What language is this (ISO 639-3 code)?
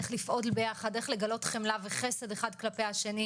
heb